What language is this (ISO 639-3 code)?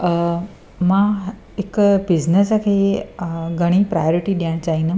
snd